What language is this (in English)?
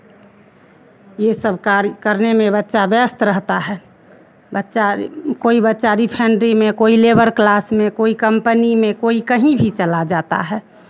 Hindi